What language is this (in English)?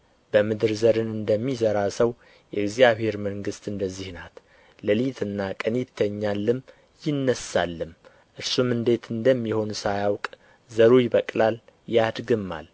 Amharic